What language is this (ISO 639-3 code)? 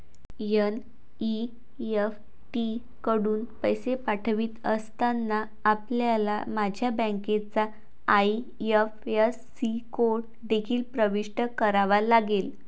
mar